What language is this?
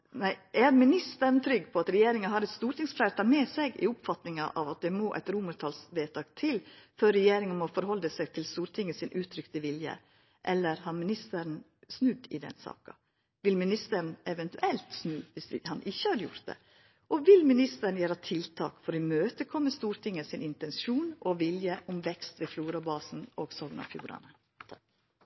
Norwegian Nynorsk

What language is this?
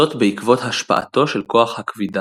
Hebrew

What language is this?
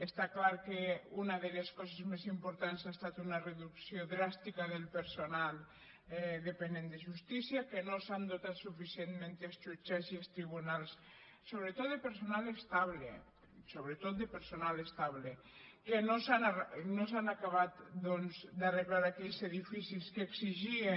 Catalan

